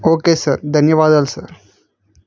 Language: Telugu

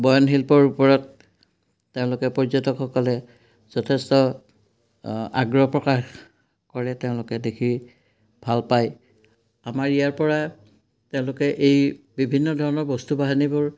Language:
Assamese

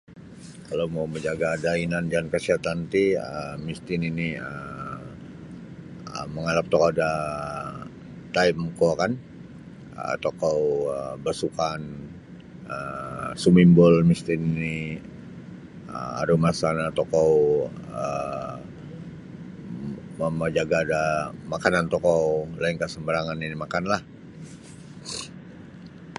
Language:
Sabah Bisaya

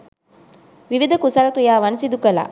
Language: Sinhala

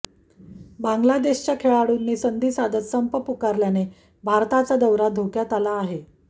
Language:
Marathi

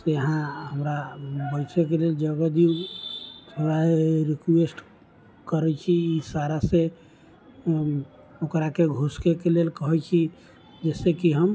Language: Maithili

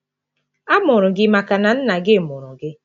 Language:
Igbo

